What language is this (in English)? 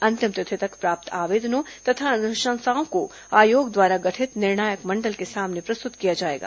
Hindi